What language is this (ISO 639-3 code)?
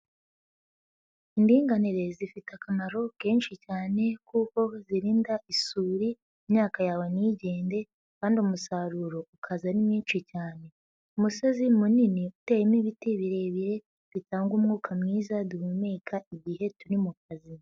kin